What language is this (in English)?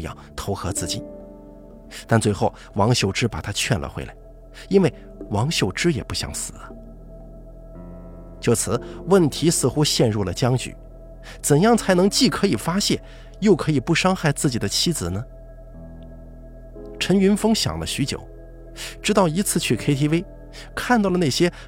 Chinese